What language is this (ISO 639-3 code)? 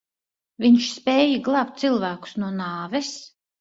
lav